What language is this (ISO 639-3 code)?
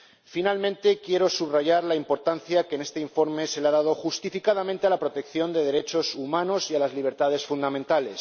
spa